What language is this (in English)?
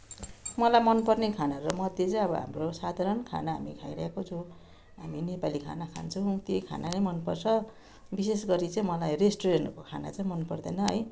Nepali